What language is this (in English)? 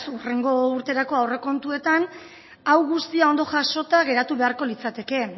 Basque